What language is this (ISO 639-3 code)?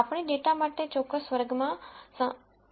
guj